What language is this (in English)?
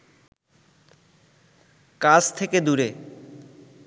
Bangla